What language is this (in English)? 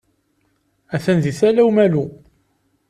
Kabyle